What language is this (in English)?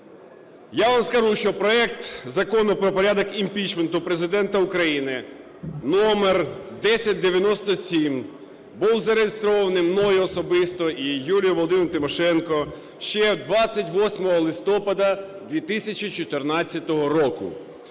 Ukrainian